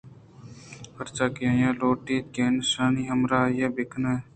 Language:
Eastern Balochi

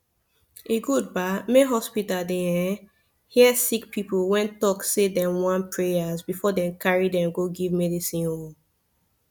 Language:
Nigerian Pidgin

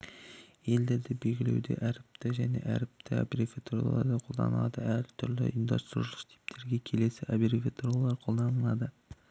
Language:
Kazakh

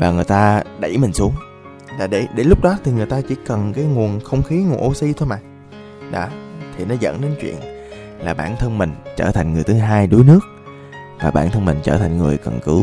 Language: Vietnamese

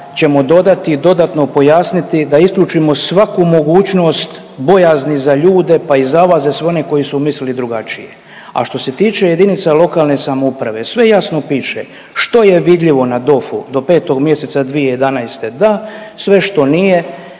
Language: Croatian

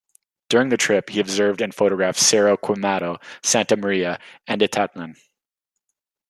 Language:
English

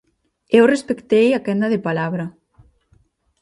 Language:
Galician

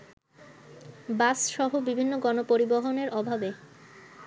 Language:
Bangla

